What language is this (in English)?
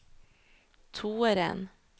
Norwegian